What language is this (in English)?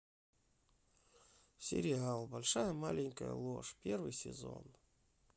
Russian